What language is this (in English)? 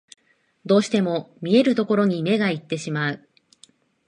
Japanese